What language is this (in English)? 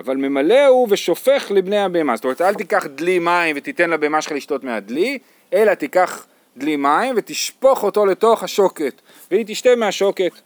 Hebrew